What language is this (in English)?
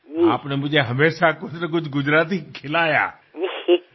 Gujarati